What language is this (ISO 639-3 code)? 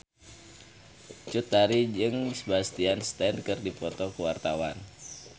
sun